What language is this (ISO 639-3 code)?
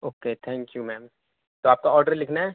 urd